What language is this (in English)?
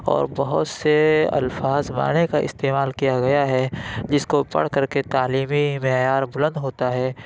Urdu